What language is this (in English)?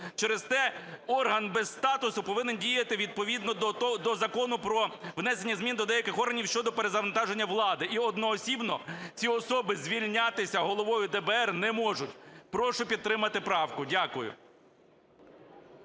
Ukrainian